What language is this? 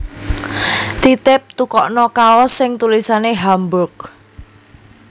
Javanese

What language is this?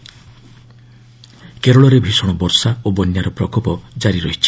Odia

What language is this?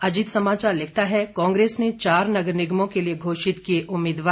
Hindi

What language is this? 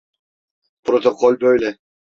Turkish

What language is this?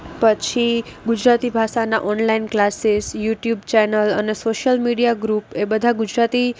Gujarati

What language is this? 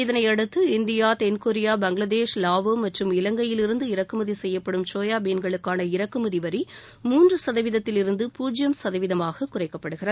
Tamil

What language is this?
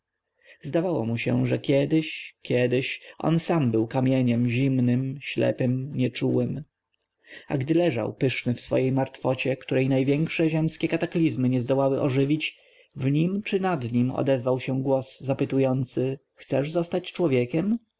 Polish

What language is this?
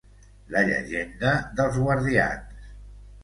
Catalan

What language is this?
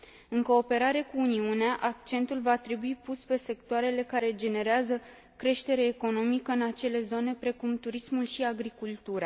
Romanian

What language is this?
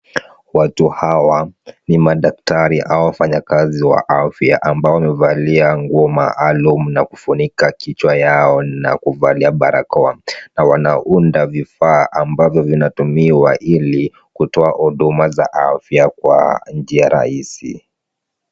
Swahili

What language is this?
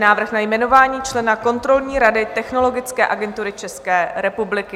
Czech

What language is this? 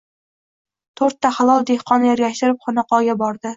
Uzbek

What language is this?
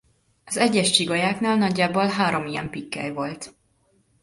Hungarian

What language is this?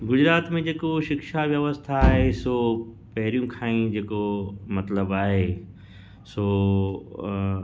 Sindhi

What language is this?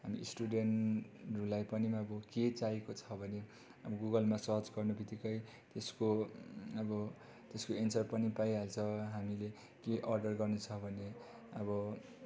Nepali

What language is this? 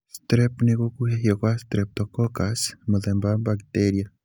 Kikuyu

